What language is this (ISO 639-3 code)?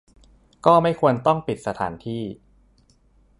tha